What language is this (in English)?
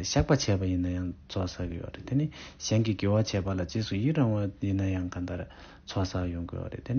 Korean